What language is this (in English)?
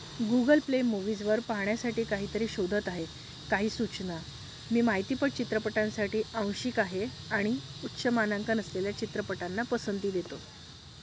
Marathi